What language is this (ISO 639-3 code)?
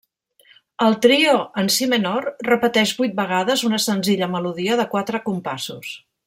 cat